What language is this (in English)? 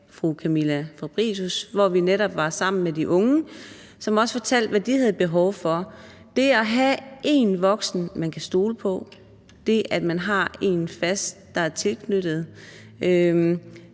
Danish